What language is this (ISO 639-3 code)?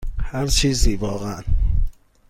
fas